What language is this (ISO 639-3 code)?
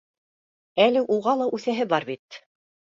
bak